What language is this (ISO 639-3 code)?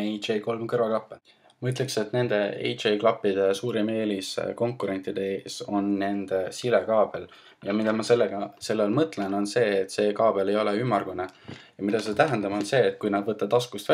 fin